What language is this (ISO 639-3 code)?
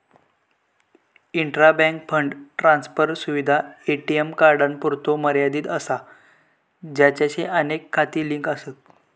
mar